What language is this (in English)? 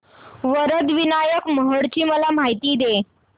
Marathi